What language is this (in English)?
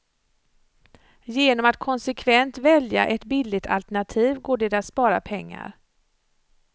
Swedish